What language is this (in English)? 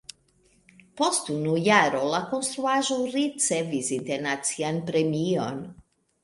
Esperanto